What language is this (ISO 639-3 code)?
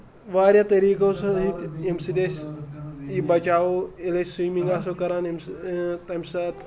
kas